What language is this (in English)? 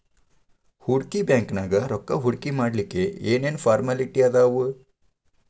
Kannada